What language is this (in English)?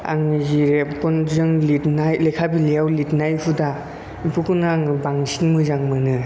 Bodo